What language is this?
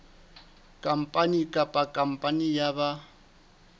Southern Sotho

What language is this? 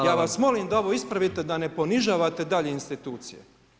Croatian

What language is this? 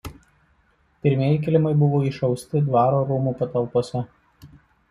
Lithuanian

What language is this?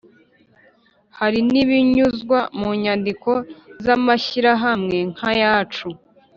Kinyarwanda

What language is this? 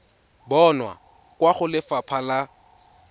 Tswana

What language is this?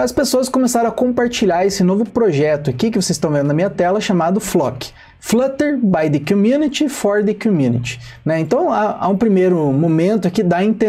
Portuguese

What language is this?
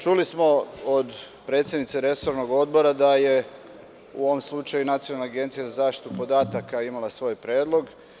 Serbian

